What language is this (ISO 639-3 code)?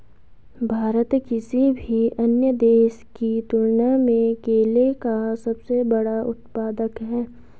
hin